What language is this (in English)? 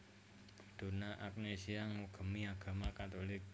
Javanese